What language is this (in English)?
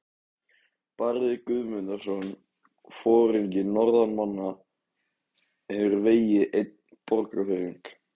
Icelandic